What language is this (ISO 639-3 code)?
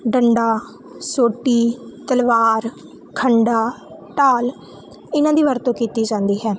pan